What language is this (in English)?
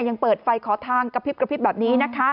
Thai